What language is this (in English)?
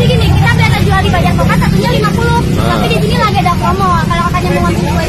Indonesian